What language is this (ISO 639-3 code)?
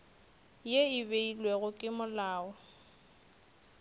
nso